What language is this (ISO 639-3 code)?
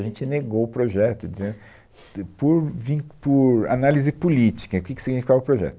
por